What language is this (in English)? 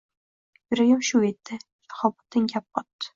Uzbek